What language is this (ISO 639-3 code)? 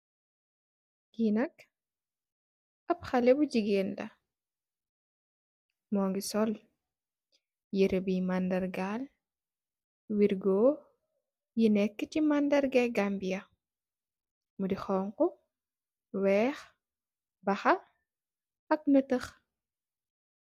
wol